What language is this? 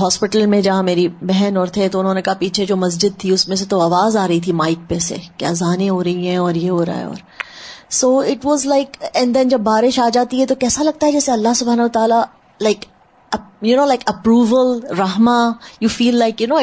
Urdu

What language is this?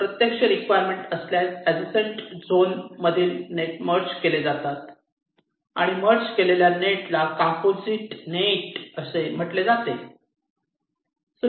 Marathi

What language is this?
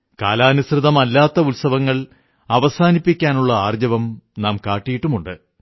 Malayalam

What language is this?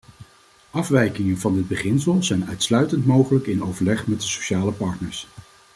Dutch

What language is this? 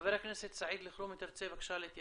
Hebrew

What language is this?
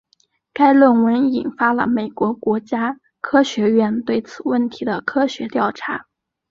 Chinese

